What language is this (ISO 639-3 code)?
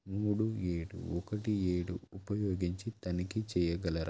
tel